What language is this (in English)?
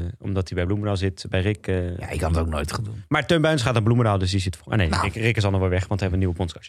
Dutch